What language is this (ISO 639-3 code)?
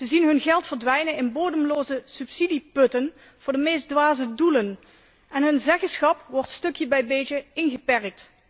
nld